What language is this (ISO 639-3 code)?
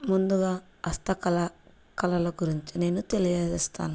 tel